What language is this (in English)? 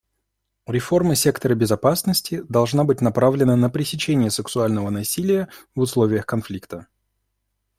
Russian